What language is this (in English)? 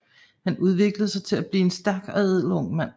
Danish